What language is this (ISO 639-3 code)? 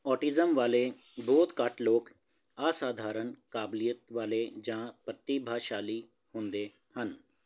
pan